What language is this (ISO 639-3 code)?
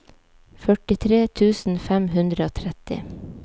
nor